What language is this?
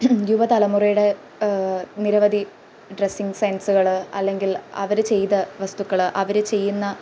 Malayalam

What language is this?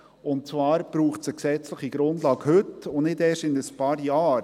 Swiss German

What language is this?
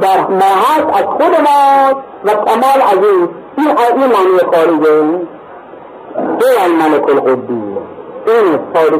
Persian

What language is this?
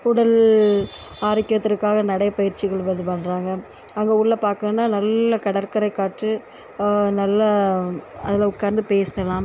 Tamil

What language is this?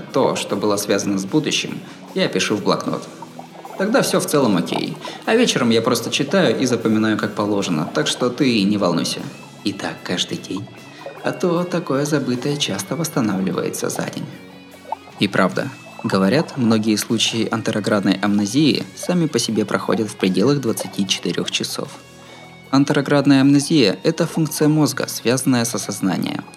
Russian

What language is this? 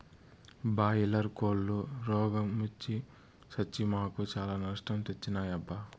Telugu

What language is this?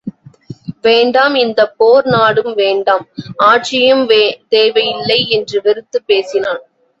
Tamil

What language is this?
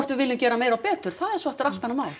Icelandic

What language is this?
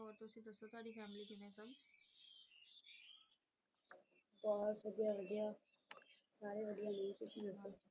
Punjabi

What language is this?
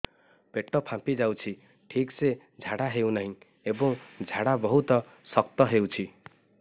Odia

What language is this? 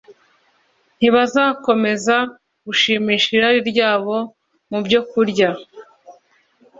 Kinyarwanda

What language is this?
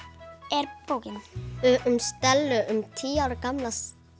Icelandic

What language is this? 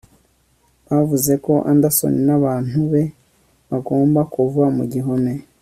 Kinyarwanda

